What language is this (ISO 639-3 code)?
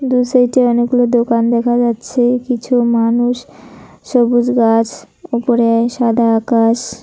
ben